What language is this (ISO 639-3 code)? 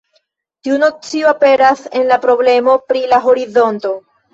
epo